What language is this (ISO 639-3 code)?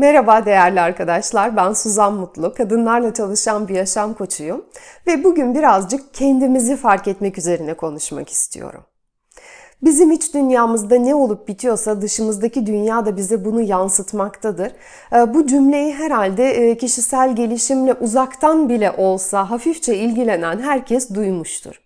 tur